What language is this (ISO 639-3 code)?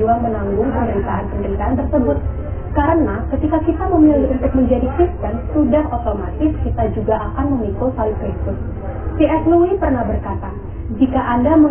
ind